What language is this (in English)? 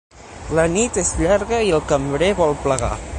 Catalan